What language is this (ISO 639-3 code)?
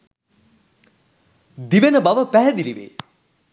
sin